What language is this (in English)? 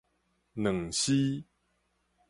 Min Nan Chinese